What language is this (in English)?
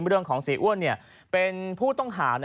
Thai